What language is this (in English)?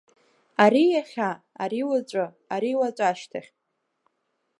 Abkhazian